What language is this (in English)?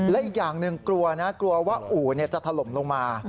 Thai